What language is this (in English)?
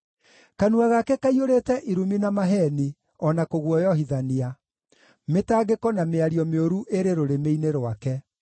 Kikuyu